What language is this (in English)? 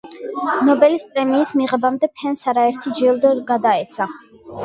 Georgian